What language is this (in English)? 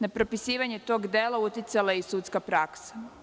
Serbian